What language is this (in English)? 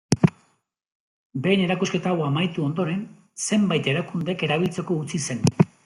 Basque